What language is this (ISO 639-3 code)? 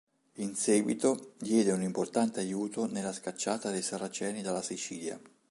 ita